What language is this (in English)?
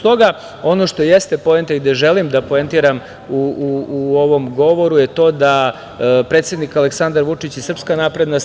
Serbian